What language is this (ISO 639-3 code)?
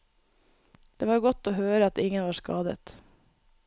nor